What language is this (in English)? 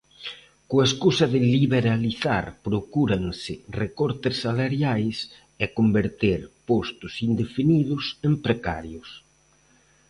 Galician